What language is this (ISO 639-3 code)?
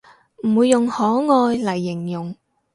yue